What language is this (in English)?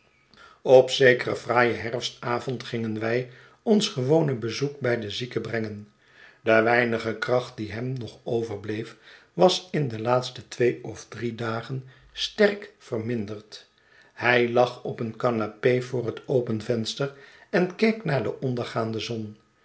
Dutch